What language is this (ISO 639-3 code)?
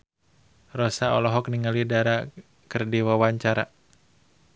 sun